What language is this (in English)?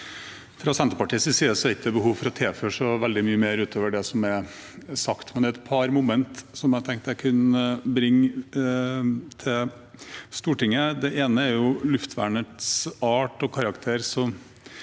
Norwegian